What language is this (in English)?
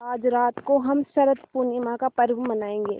Hindi